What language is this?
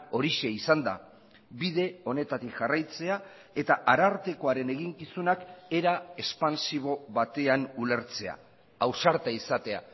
Basque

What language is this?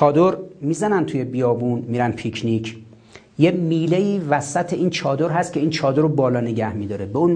Persian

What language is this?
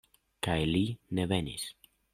Esperanto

